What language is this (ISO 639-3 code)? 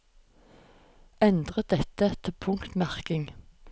nor